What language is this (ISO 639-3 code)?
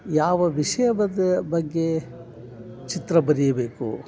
kan